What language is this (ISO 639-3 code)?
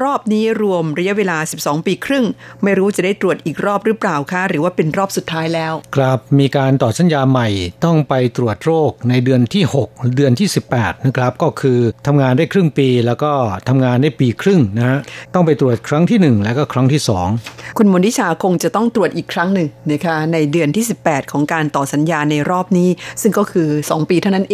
tha